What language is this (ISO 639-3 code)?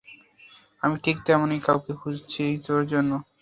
ben